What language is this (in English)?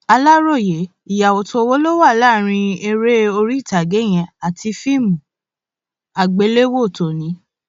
Yoruba